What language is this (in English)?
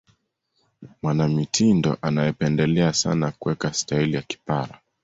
Swahili